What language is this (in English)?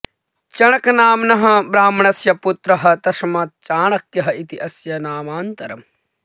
Sanskrit